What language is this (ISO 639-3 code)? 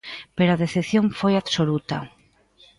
glg